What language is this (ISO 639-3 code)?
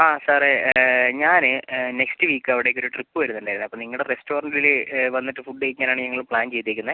mal